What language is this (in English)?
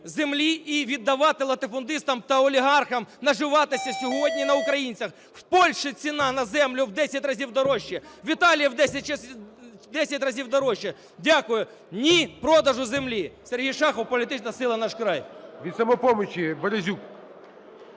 Ukrainian